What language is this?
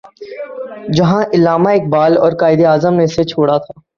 Urdu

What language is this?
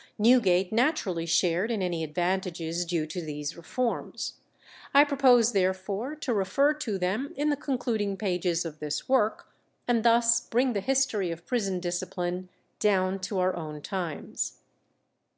English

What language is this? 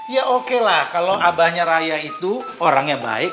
Indonesian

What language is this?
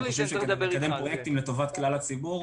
Hebrew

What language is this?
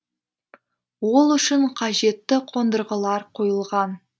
Kazakh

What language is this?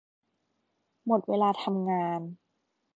Thai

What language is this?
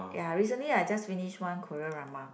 English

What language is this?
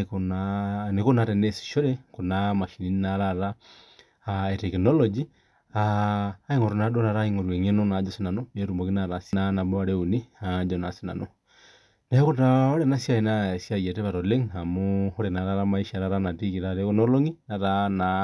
Masai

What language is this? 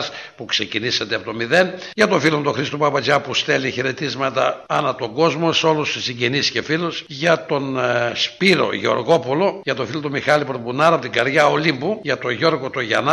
Greek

